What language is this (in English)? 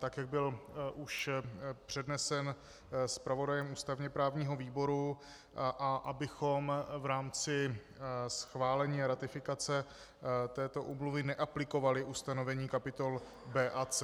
Czech